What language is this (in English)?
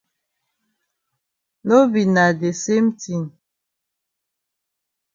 Cameroon Pidgin